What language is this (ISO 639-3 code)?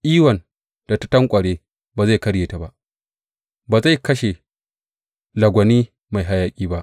hau